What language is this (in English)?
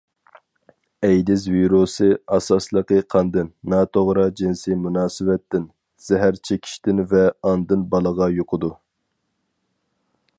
Uyghur